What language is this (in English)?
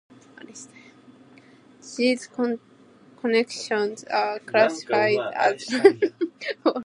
English